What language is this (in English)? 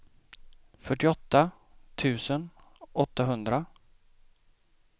Swedish